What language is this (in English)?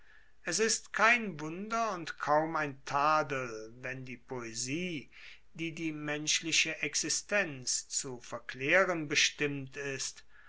German